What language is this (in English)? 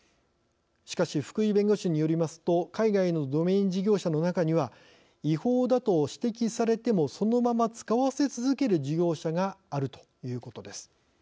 Japanese